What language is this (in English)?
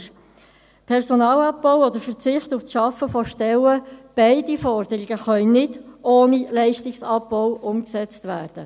Swiss German